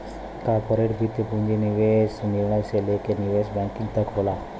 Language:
Bhojpuri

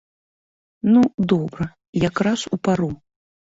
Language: Belarusian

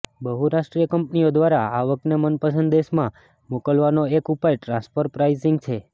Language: Gujarati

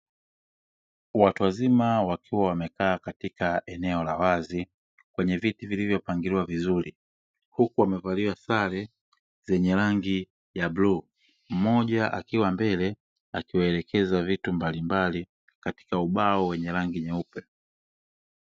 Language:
Swahili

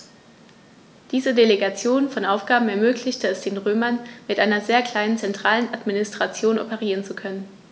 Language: German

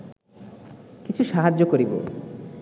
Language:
Bangla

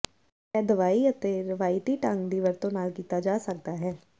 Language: Punjabi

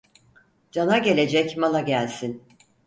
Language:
Turkish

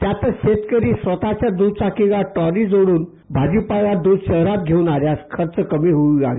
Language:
Marathi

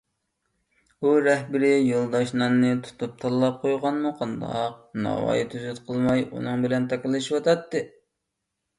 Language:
Uyghur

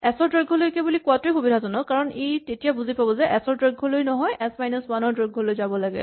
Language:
Assamese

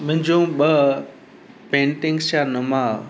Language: Sindhi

